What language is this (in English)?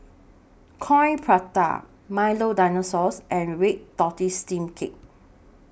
English